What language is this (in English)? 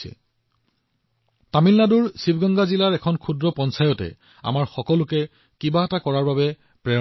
Assamese